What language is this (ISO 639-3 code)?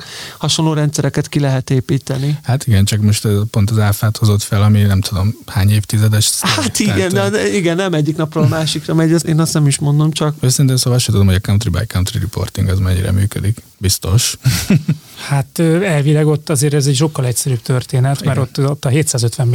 hun